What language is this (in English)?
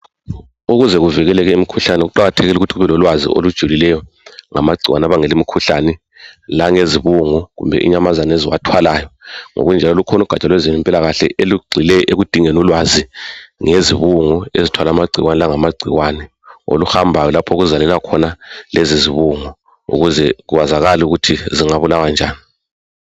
North Ndebele